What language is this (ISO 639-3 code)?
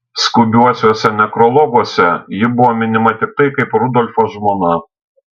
lit